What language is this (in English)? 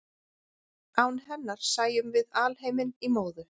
Icelandic